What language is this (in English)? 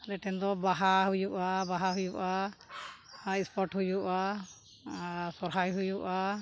Santali